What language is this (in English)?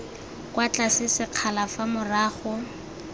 Tswana